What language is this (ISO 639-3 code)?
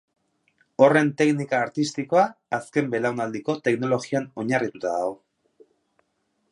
eus